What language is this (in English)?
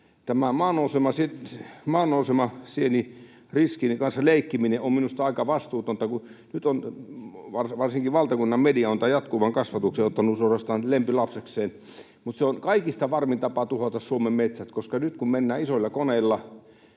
Finnish